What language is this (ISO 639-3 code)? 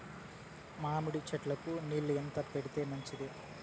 tel